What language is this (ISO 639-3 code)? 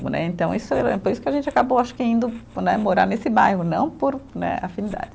por